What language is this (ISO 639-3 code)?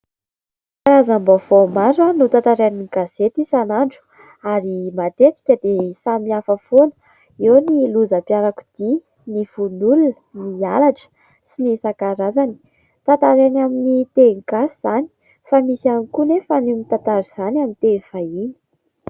mlg